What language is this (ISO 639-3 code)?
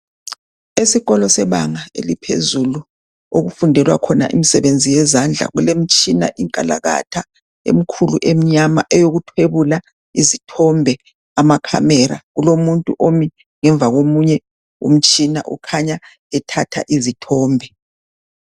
nde